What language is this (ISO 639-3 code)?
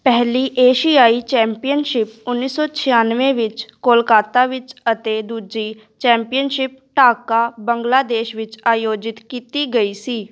pan